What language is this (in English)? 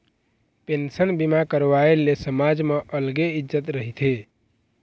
Chhattisgarhi